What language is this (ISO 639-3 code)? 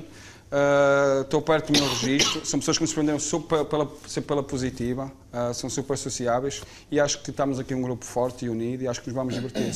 por